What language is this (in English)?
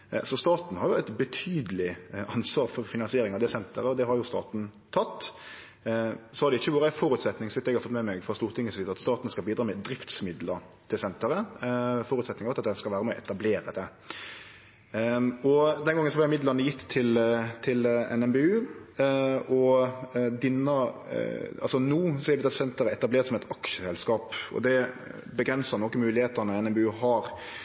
Norwegian Nynorsk